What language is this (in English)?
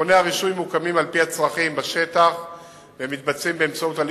Hebrew